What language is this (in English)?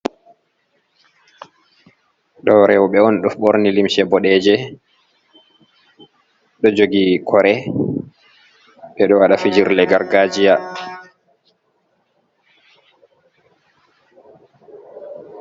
Fula